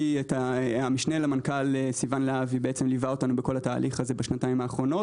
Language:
Hebrew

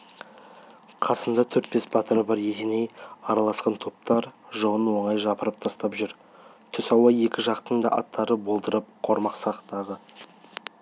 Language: Kazakh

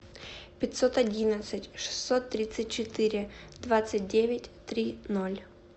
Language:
Russian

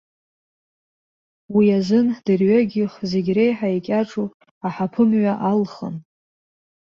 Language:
Abkhazian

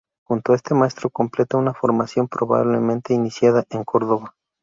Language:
Spanish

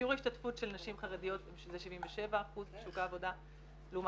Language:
Hebrew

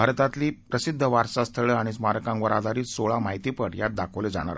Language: Marathi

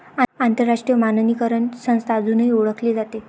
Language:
Marathi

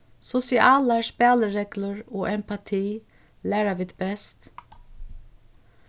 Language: Faroese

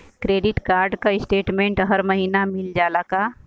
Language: Bhojpuri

